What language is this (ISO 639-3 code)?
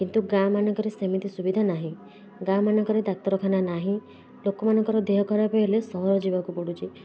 ori